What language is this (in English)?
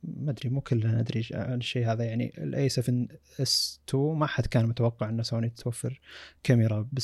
Arabic